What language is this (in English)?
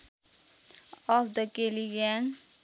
Nepali